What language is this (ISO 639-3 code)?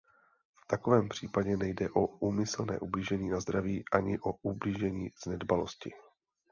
ces